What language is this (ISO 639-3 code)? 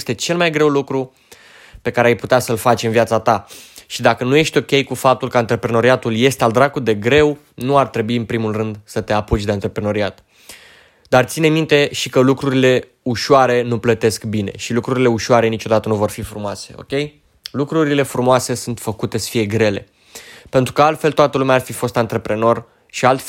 ron